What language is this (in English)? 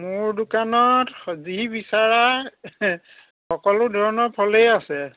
Assamese